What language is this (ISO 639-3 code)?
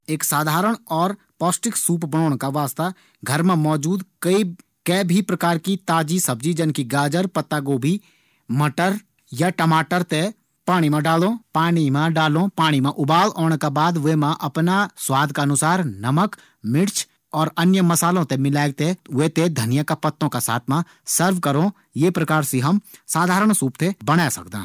gbm